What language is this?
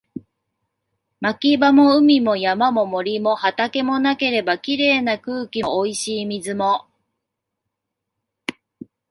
Japanese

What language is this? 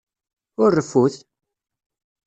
Kabyle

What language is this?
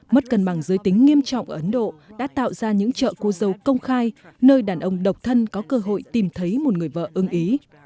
Vietnamese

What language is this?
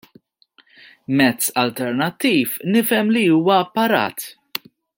Maltese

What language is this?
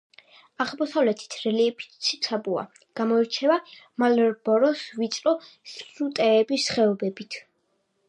Georgian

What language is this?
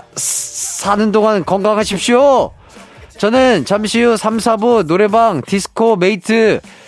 Korean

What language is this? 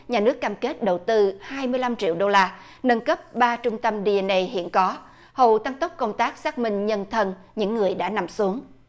Vietnamese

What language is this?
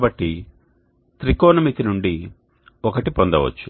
Telugu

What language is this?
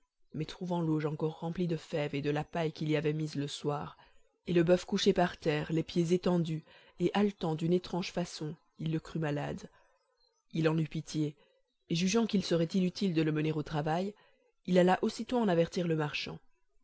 French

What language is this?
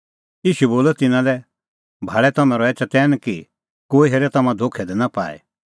Kullu Pahari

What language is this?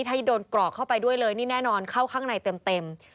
Thai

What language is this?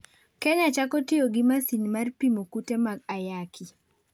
Luo (Kenya and Tanzania)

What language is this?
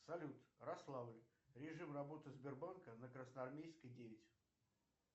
Russian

